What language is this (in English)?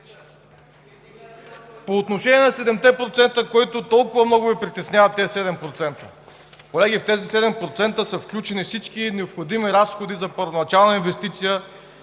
Bulgarian